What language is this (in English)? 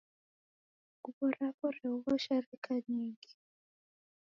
Taita